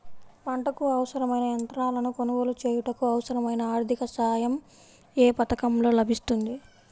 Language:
Telugu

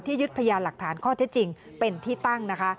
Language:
Thai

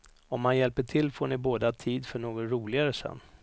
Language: Swedish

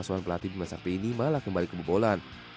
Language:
Indonesian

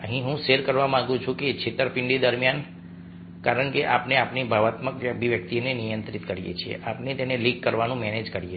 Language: Gujarati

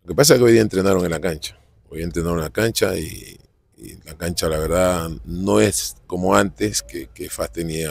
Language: Spanish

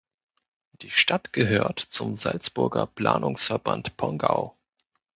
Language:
German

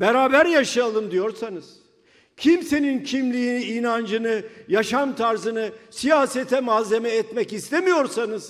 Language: Turkish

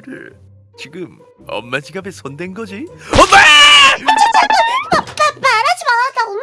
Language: Korean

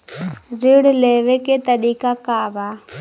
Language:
Bhojpuri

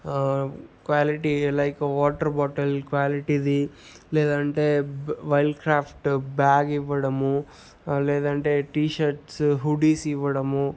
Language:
Telugu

